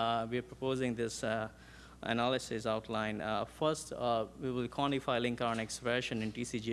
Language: English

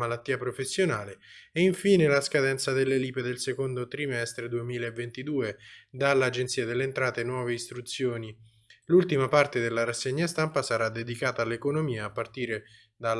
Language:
Italian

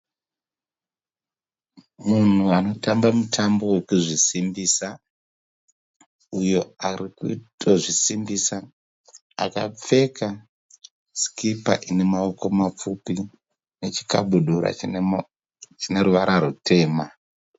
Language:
Shona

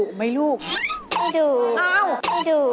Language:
Thai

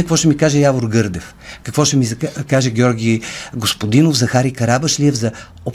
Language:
Bulgarian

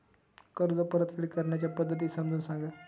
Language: Marathi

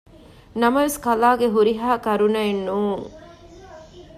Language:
Divehi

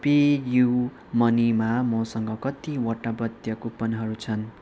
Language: Nepali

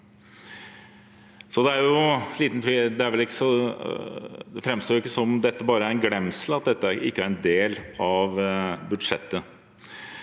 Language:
Norwegian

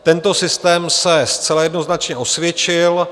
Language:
Czech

